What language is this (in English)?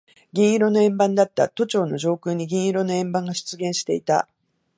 Japanese